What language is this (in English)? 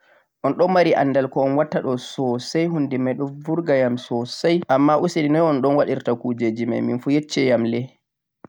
Central-Eastern Niger Fulfulde